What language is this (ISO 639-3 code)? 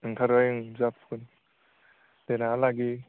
brx